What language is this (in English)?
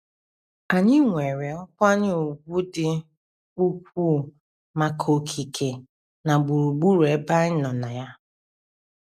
Igbo